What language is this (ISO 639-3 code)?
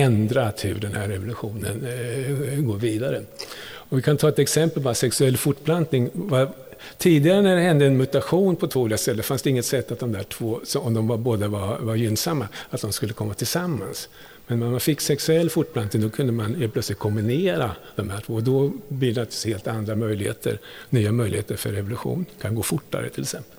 swe